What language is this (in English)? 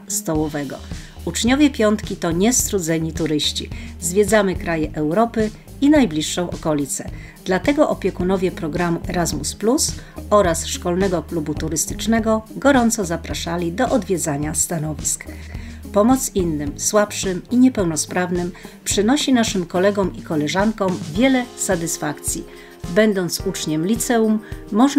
Polish